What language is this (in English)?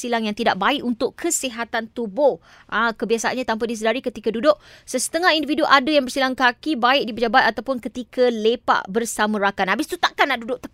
Malay